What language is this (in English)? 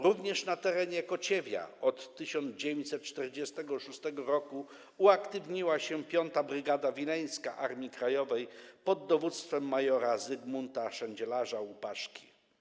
Polish